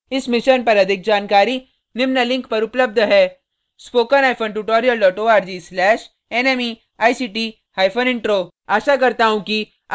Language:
Hindi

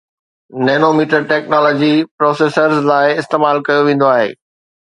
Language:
Sindhi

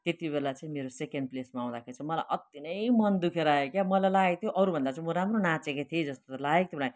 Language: Nepali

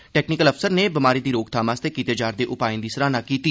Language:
Dogri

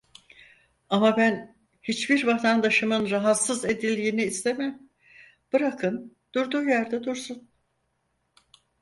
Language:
Turkish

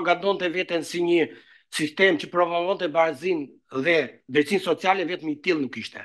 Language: Romanian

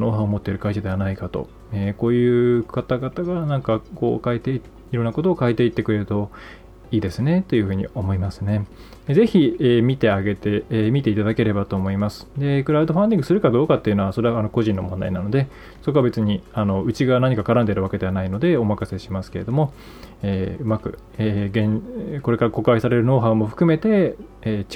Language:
Japanese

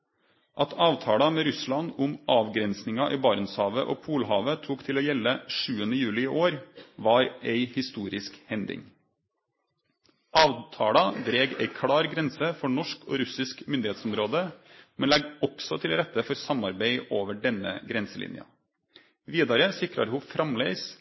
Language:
Norwegian Nynorsk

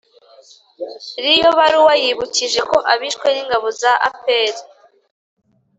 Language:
Kinyarwanda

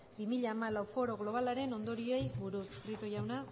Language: Basque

